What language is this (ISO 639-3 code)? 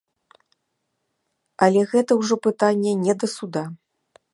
bel